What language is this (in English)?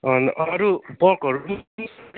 Nepali